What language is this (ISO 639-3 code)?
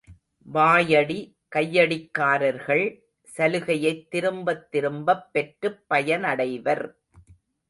tam